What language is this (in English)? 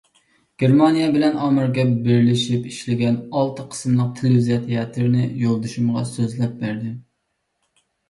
Uyghur